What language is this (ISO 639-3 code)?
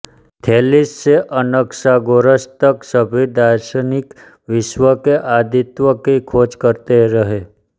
hin